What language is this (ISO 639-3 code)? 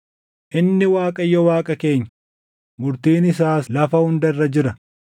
orm